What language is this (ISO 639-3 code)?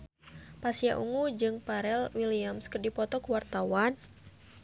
sun